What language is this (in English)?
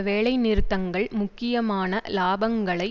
Tamil